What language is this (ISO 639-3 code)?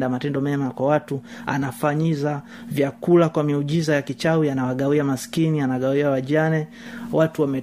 swa